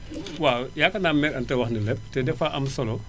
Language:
Wolof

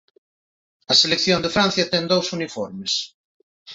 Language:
Galician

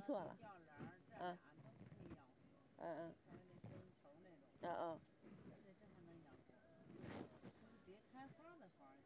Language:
Chinese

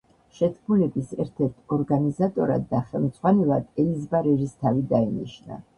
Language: Georgian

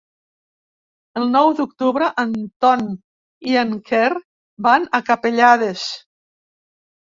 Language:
Catalan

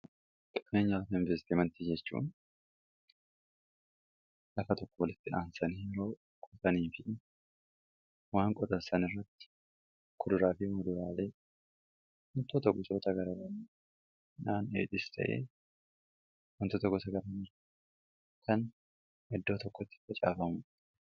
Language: Oromo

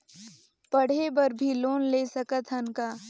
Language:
Chhattisgarhi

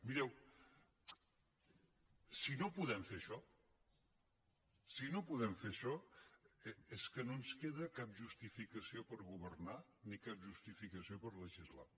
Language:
Catalan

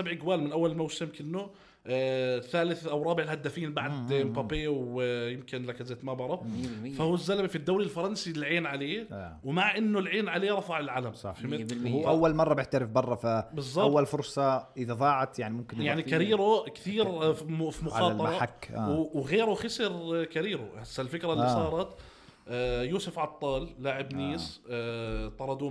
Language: Arabic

